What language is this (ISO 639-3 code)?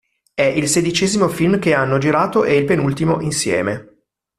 ita